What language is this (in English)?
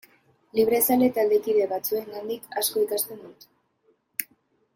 Basque